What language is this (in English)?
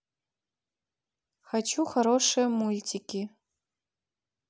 Russian